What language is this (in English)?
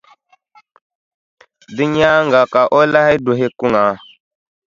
Dagbani